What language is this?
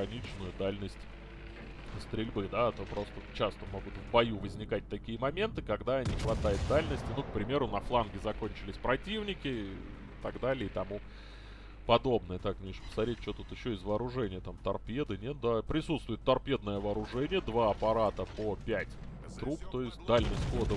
Russian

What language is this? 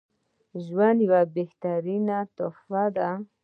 Pashto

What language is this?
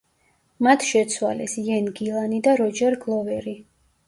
Georgian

